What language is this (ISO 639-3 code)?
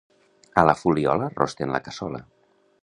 cat